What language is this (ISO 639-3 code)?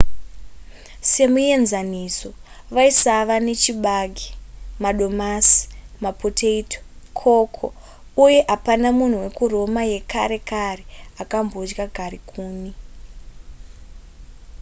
sna